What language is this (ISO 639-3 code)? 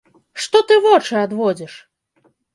bel